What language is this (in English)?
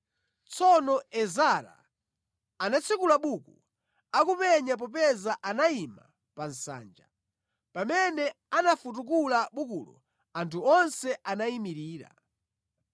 Nyanja